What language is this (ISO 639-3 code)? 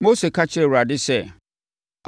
aka